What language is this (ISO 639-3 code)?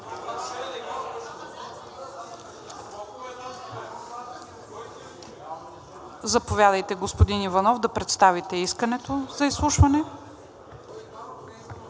bul